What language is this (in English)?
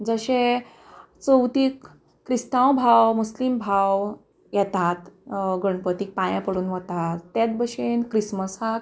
Konkani